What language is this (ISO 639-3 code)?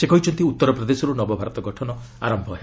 ori